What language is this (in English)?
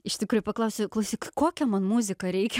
Lithuanian